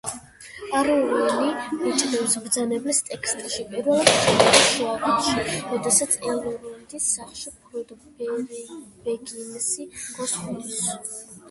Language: Georgian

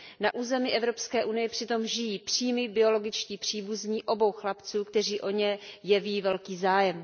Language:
Czech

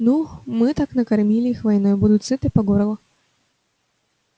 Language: Russian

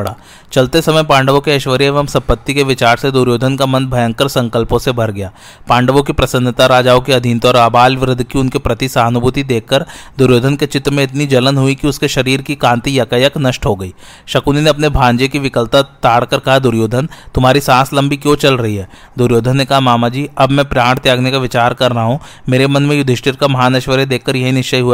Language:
Hindi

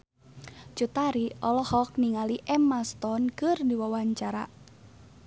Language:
Sundanese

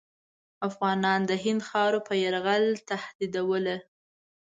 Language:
Pashto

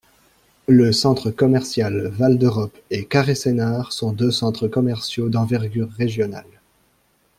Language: French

